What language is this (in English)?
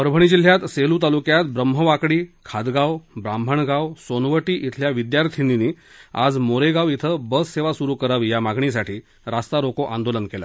Marathi